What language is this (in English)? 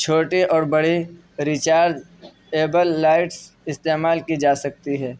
Urdu